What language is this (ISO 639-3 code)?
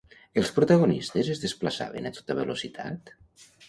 cat